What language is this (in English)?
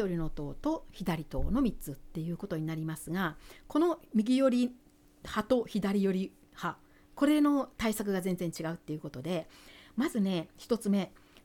Japanese